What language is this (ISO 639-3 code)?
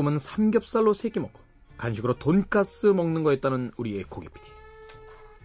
kor